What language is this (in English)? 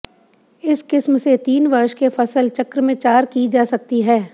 Hindi